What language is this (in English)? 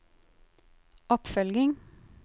Norwegian